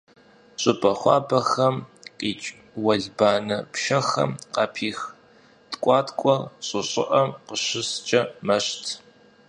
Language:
Kabardian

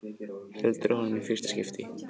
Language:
Icelandic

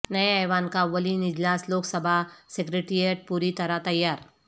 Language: Urdu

